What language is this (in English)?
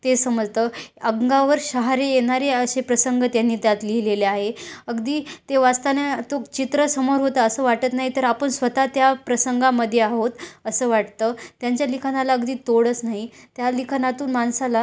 Marathi